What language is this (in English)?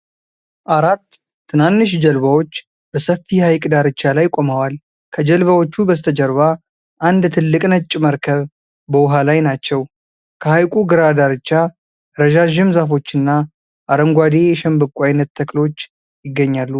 Amharic